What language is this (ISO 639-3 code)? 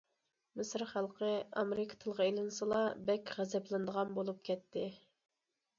uig